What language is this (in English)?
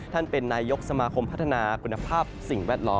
Thai